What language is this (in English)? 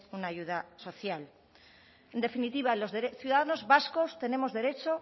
Spanish